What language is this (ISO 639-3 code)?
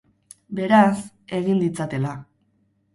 eus